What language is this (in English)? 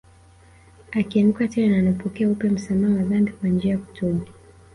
Swahili